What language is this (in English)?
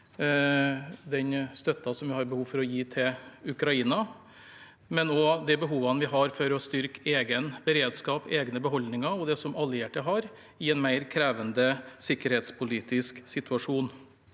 Norwegian